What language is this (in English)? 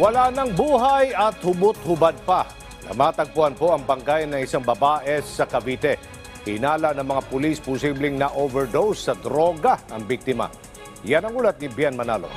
Filipino